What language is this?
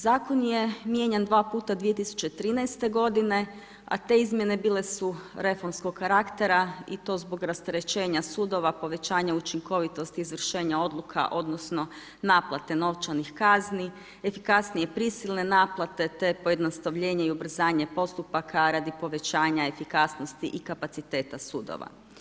Croatian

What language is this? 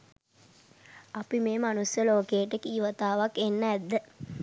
Sinhala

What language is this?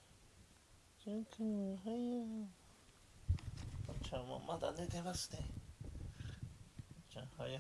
Japanese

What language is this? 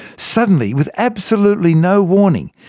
English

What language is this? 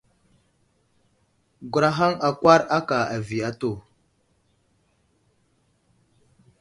Wuzlam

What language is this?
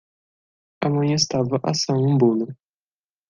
Portuguese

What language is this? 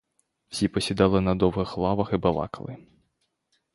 Ukrainian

